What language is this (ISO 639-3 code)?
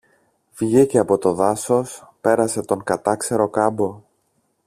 ell